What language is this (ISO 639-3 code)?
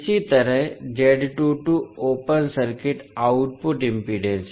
hin